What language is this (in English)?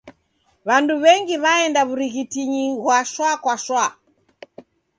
Taita